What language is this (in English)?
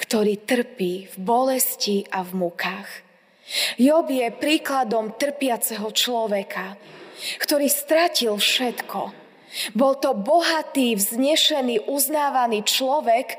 Slovak